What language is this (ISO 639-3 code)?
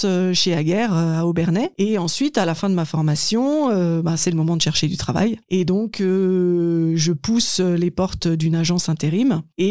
fra